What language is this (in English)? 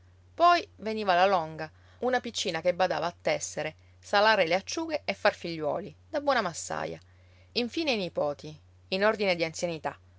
Italian